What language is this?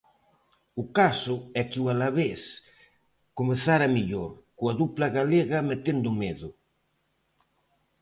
Galician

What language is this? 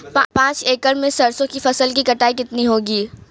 Hindi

